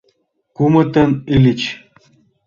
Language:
Mari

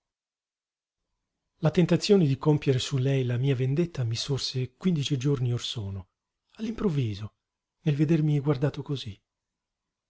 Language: Italian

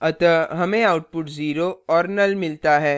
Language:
Hindi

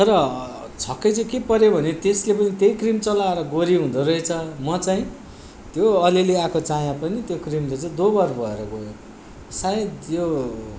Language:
Nepali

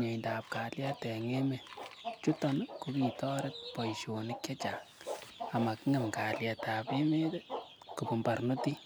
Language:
Kalenjin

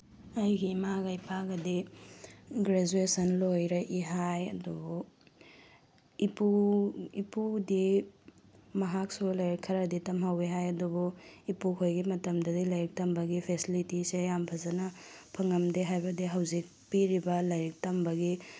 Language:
Manipuri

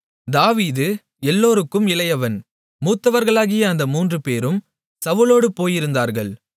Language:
Tamil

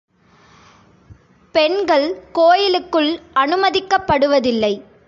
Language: Tamil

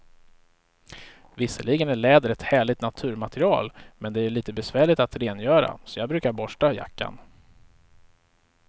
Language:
Swedish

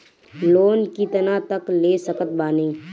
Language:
Bhojpuri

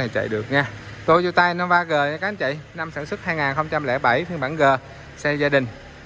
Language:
Vietnamese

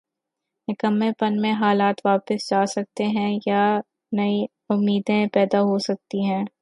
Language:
Urdu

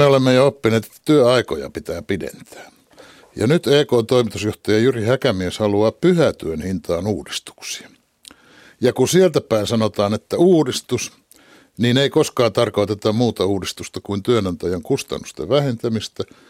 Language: Finnish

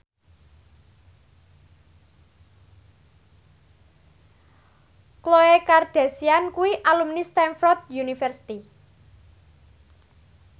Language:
Javanese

